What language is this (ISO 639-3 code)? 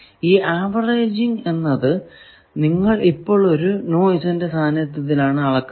mal